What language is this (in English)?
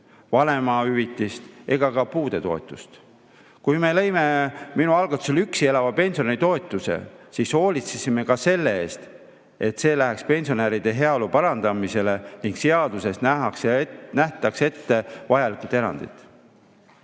Estonian